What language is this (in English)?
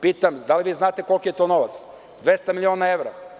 Serbian